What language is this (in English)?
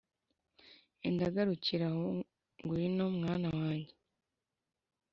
Kinyarwanda